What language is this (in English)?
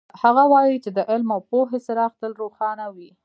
Pashto